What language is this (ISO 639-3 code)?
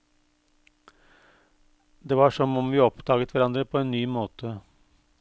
nor